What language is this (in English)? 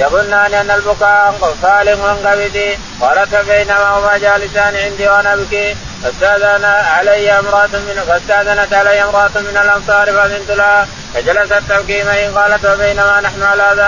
Arabic